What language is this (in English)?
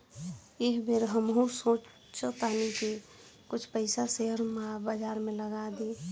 Bhojpuri